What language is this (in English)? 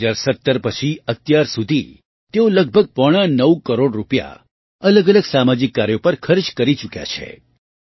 Gujarati